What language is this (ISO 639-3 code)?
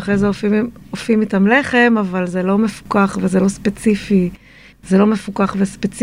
heb